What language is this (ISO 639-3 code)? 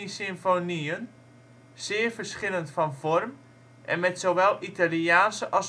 nld